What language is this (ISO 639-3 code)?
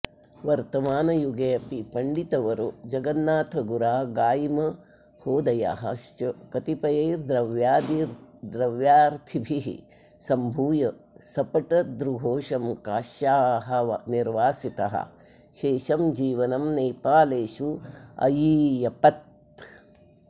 san